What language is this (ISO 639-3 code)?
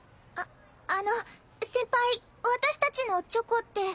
jpn